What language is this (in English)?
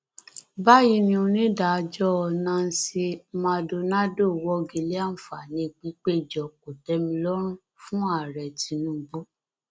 Yoruba